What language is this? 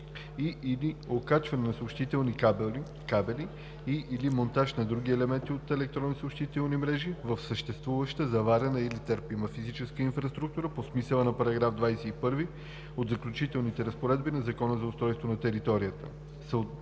Bulgarian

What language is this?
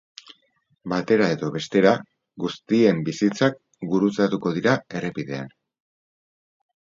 Basque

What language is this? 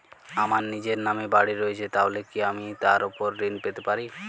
Bangla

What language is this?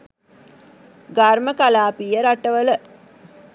Sinhala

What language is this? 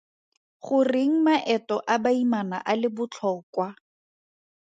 Tswana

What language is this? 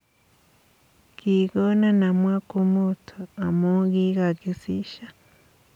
Kalenjin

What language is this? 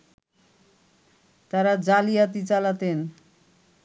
Bangla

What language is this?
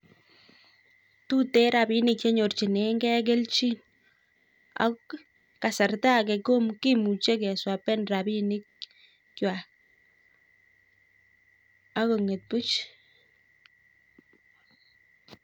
Kalenjin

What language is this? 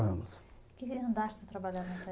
Portuguese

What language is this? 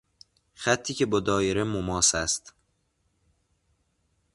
Persian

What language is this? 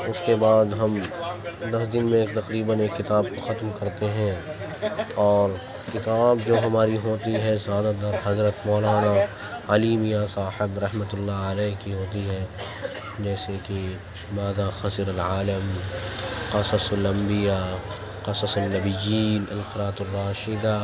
Urdu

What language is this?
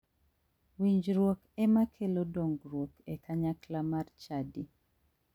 Luo (Kenya and Tanzania)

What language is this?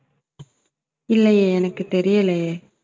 Tamil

